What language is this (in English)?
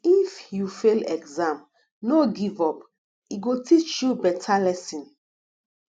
Nigerian Pidgin